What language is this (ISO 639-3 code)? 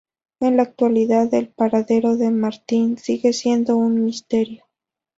spa